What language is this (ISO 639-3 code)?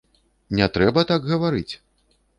bel